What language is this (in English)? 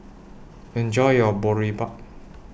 English